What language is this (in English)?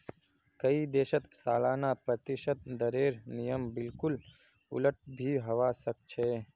Magahi